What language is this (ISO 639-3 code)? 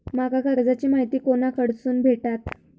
mar